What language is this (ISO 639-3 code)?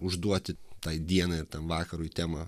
lit